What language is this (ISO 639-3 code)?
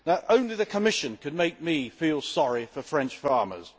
eng